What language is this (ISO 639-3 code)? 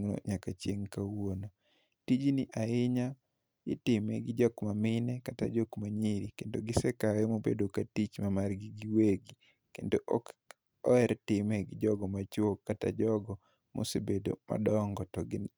luo